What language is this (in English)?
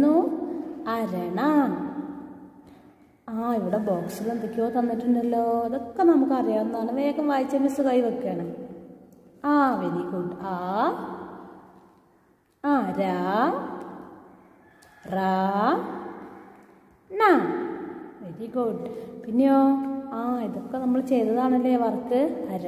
Hindi